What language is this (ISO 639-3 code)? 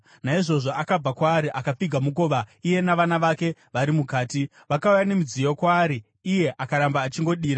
sna